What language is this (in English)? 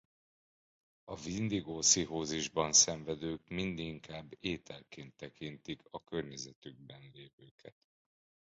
Hungarian